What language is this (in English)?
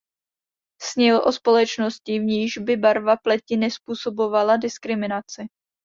Czech